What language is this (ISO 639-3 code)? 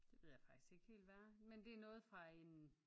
dan